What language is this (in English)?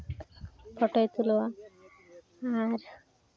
Santali